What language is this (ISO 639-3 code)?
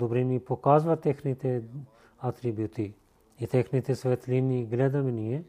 bul